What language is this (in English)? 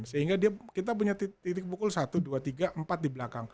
Indonesian